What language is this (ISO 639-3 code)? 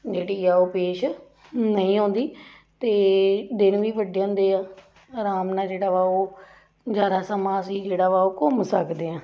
pan